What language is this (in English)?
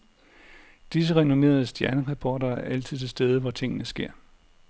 Danish